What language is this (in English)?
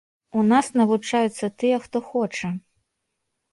Belarusian